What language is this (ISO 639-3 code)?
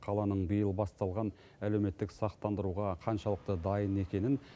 kaz